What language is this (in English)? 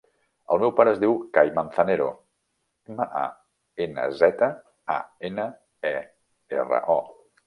Catalan